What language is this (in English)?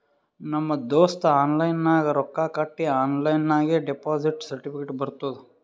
Kannada